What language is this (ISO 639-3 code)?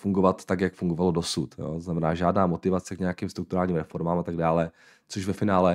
ces